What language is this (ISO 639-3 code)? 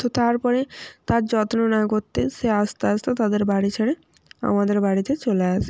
ben